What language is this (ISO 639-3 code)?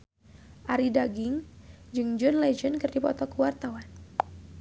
sun